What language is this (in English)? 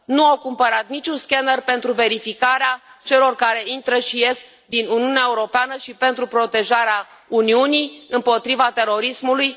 Romanian